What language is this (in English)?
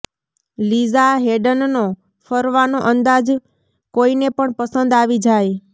Gujarati